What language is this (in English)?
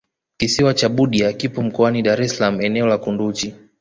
Swahili